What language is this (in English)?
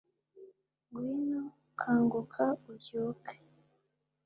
Kinyarwanda